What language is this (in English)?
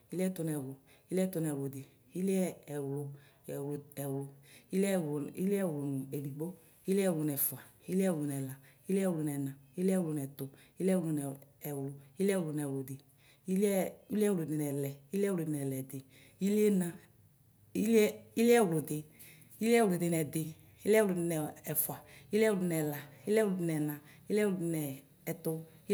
Ikposo